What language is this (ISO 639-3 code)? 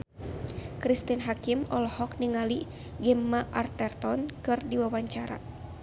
sun